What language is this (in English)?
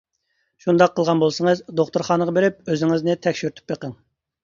Uyghur